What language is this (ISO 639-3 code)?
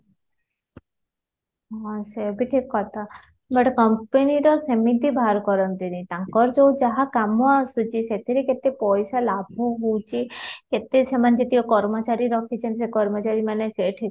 ori